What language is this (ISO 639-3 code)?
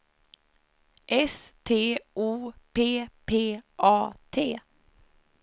swe